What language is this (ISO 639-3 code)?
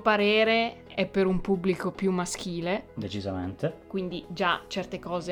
ita